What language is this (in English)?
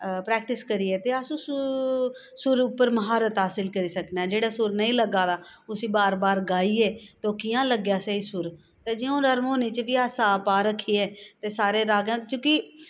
Dogri